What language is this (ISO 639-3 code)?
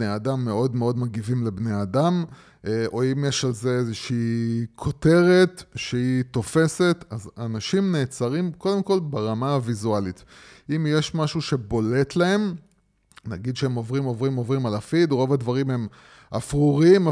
heb